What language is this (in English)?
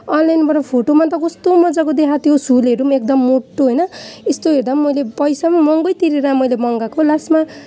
Nepali